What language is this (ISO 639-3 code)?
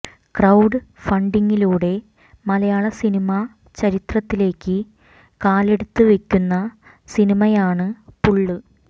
mal